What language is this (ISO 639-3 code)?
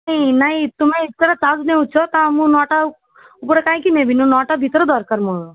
ori